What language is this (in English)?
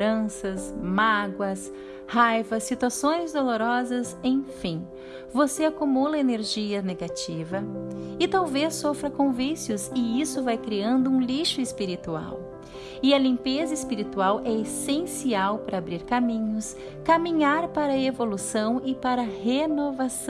Portuguese